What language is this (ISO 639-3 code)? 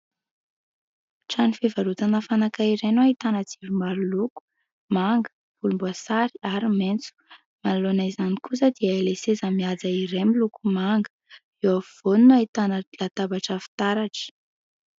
mlg